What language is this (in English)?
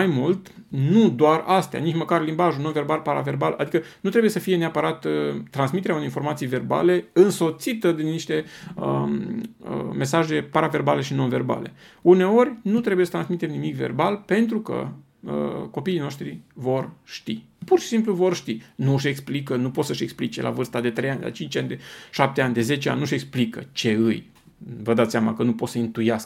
Romanian